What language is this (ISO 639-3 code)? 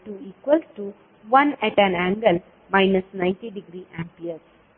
kan